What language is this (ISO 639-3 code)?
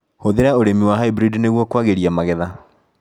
kik